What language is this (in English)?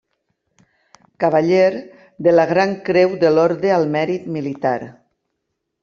Catalan